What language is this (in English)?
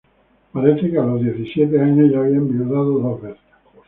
Spanish